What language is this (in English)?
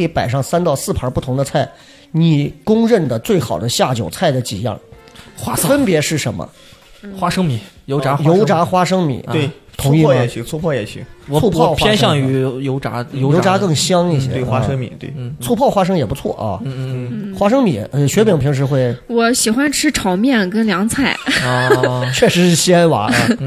Chinese